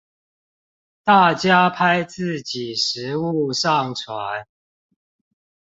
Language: Chinese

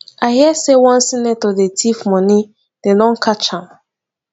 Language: Nigerian Pidgin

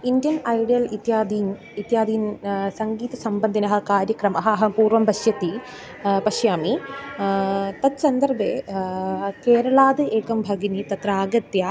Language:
Sanskrit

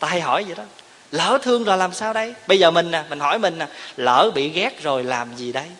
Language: Vietnamese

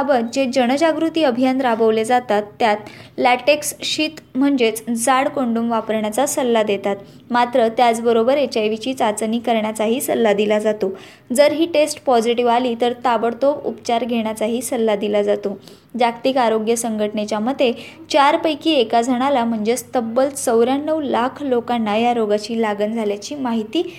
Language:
Marathi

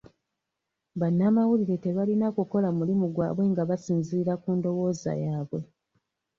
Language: Ganda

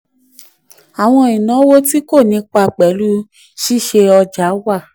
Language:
Yoruba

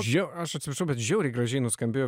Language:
Lithuanian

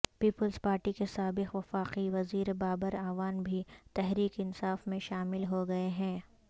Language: Urdu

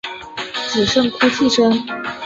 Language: Chinese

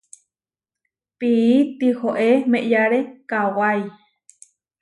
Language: Huarijio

